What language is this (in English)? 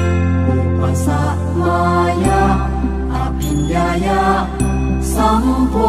Thai